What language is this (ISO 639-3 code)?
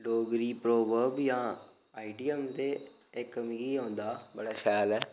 doi